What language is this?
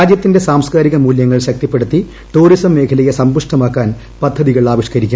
Malayalam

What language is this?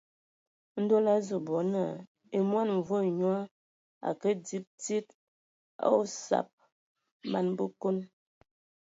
Ewondo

